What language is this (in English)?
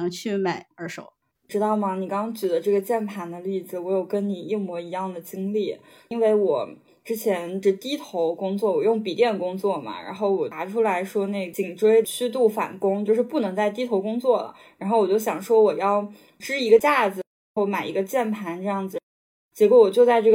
Chinese